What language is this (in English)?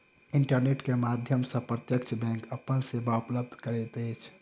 Maithili